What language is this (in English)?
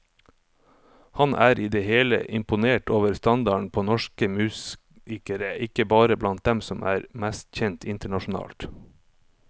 Norwegian